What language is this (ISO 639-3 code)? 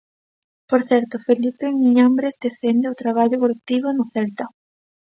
glg